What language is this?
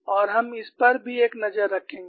Hindi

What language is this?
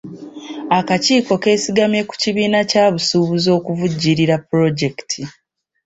Ganda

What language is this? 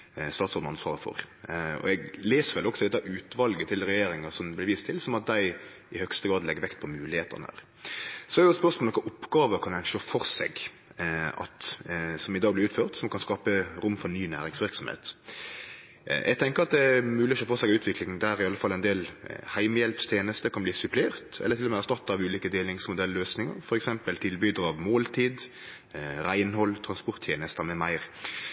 Norwegian Nynorsk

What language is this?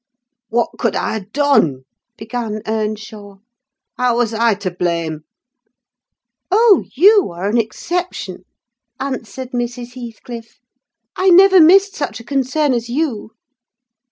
English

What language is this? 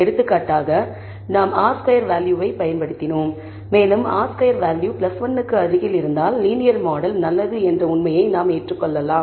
Tamil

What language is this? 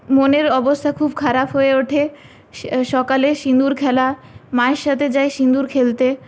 Bangla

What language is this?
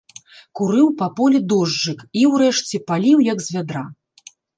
Belarusian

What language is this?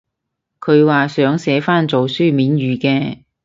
Cantonese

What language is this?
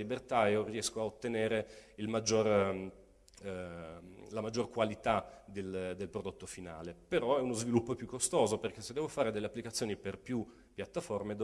Italian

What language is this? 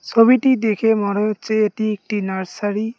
Bangla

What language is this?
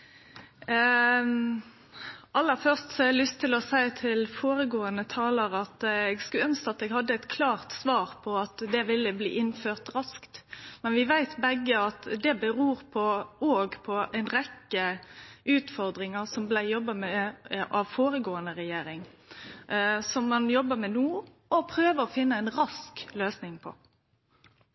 Norwegian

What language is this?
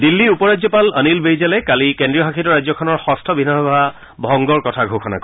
Assamese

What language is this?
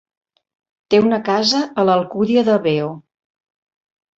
Catalan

